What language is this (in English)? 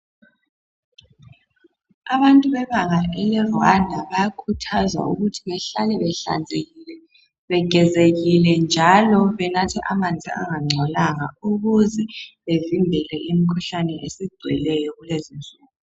North Ndebele